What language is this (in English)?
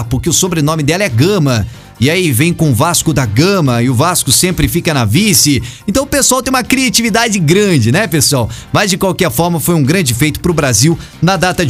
Portuguese